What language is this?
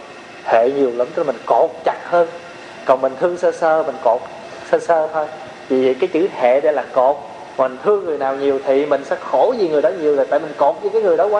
Vietnamese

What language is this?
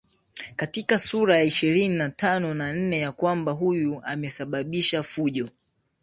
Swahili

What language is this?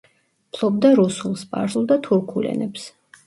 Georgian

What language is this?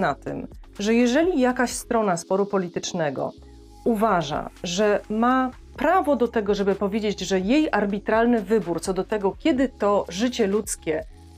Polish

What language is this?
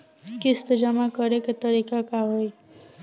Bhojpuri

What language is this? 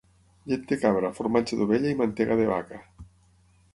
Catalan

